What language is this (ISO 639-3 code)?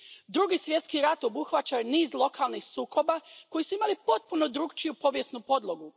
hrv